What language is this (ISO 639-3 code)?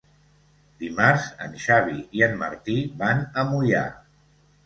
cat